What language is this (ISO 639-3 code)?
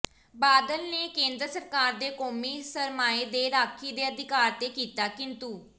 pan